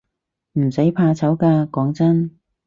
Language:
Cantonese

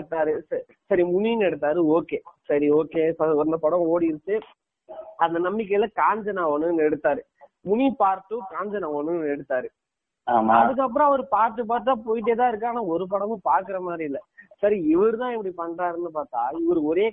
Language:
Tamil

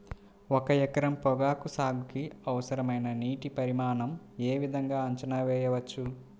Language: Telugu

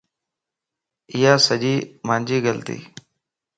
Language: Lasi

